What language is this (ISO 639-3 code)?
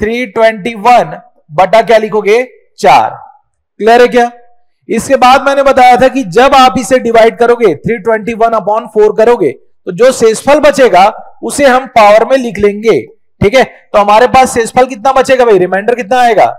hin